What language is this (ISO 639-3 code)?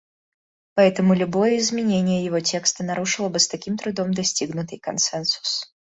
rus